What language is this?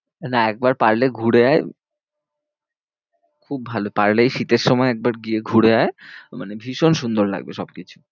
Bangla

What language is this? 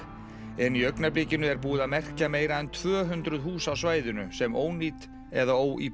Icelandic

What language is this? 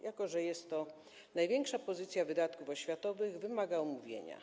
Polish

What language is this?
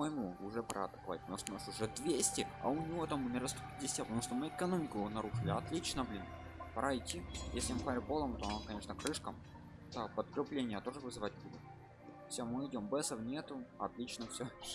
Russian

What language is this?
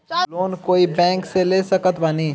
Bhojpuri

